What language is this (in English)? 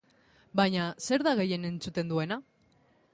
Basque